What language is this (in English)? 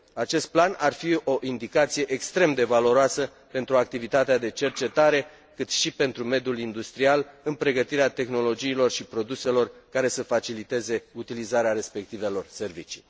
Romanian